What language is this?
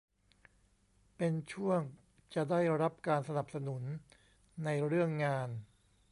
Thai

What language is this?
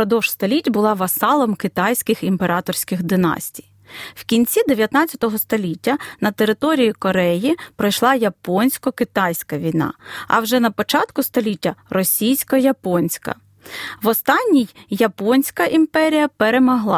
Ukrainian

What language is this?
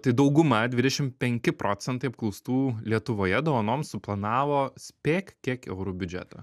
Lithuanian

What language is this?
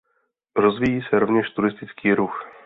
Czech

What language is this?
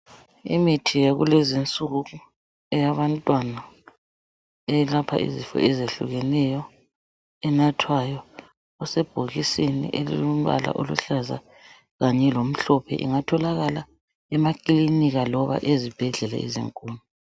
North Ndebele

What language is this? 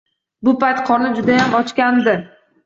Uzbek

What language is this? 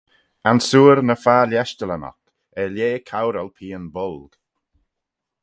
Manx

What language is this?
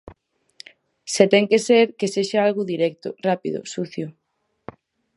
Galician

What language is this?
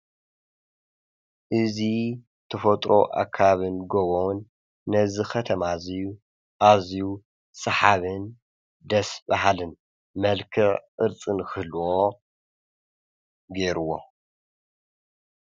Tigrinya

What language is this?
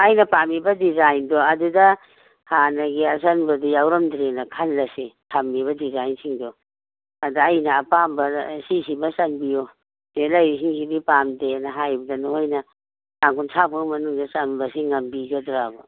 Manipuri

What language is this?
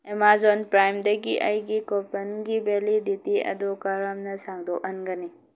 Manipuri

